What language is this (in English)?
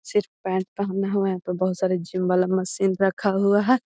Magahi